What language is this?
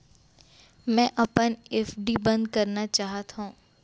Chhattisgarhi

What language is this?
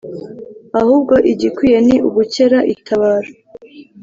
Kinyarwanda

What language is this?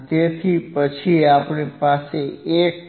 Gujarati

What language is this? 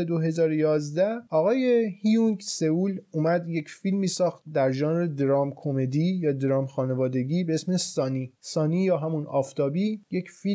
Persian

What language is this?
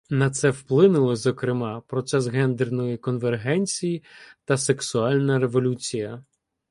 Ukrainian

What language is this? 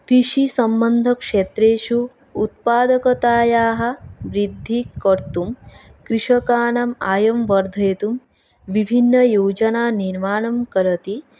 Sanskrit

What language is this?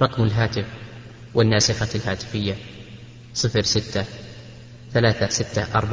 Arabic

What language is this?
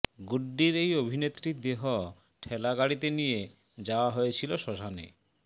Bangla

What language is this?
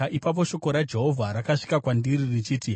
Shona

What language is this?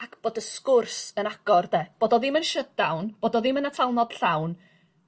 Welsh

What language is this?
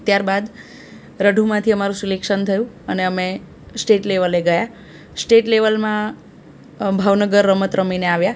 Gujarati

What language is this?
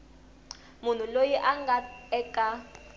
Tsonga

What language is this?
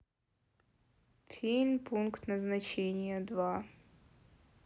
Russian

